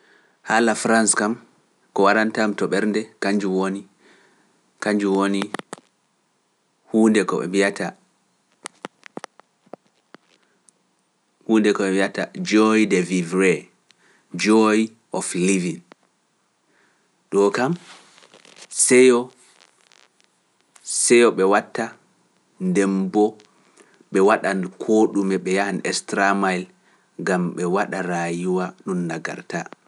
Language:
Pular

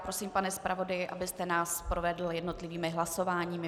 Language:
Czech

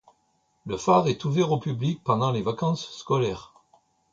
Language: French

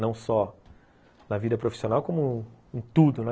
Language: Portuguese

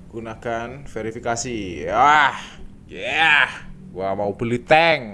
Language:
Indonesian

